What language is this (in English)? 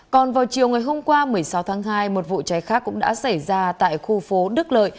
Vietnamese